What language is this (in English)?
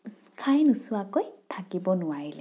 Assamese